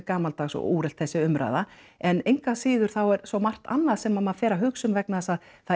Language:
Icelandic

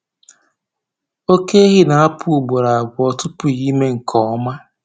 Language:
Igbo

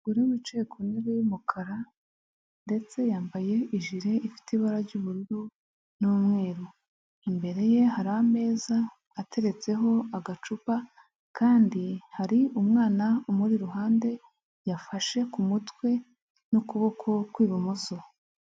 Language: Kinyarwanda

